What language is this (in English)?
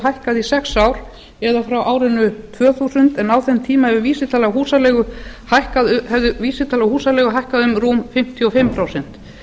Icelandic